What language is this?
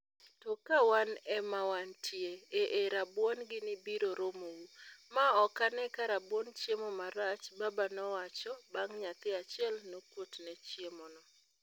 Luo (Kenya and Tanzania)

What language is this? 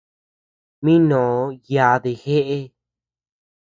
Tepeuxila Cuicatec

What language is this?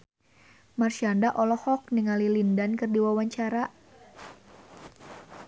Sundanese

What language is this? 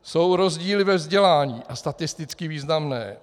Czech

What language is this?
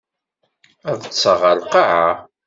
Kabyle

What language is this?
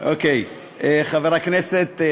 Hebrew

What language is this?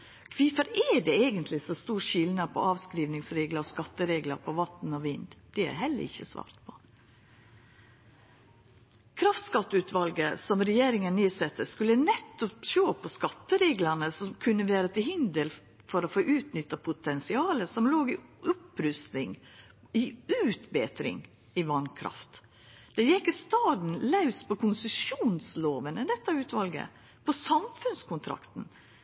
Norwegian Nynorsk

